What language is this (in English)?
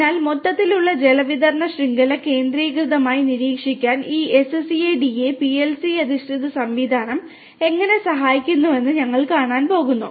Malayalam